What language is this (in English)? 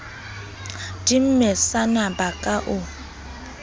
Southern Sotho